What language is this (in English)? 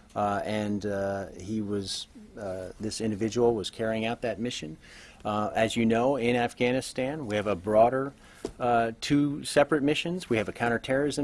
English